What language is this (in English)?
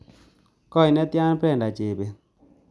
Kalenjin